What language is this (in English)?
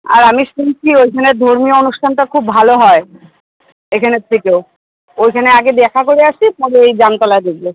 Bangla